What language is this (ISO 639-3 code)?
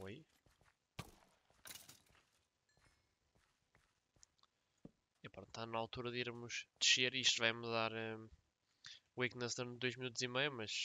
por